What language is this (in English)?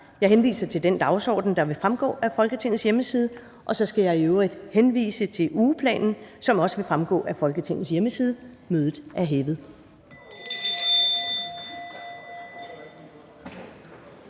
Danish